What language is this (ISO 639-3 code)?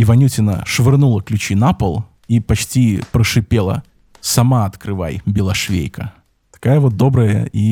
rus